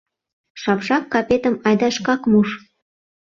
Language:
Mari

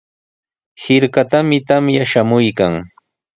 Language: Sihuas Ancash Quechua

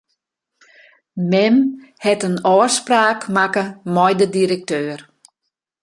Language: Western Frisian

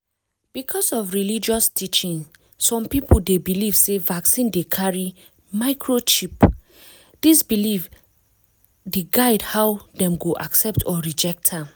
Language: Nigerian Pidgin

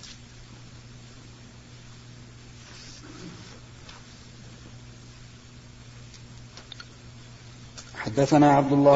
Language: Arabic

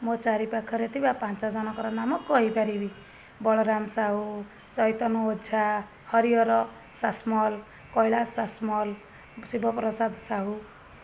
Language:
Odia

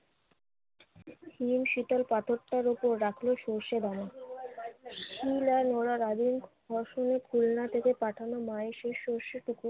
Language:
Bangla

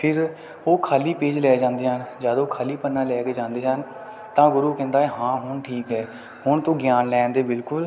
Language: Punjabi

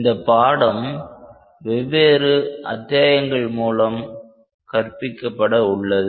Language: Tamil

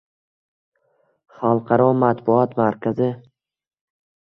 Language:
Uzbek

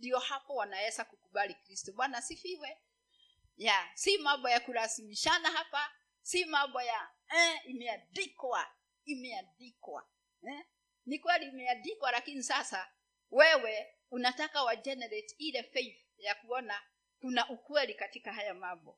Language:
Swahili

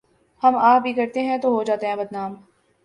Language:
Urdu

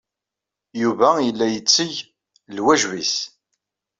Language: Kabyle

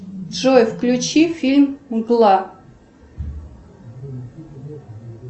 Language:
Russian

